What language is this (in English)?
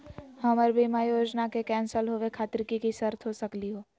Magahi